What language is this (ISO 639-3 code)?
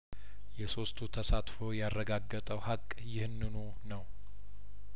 amh